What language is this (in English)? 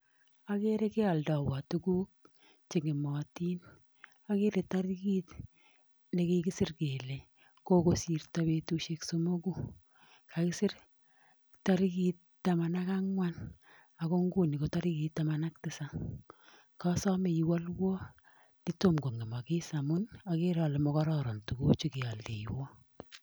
Kalenjin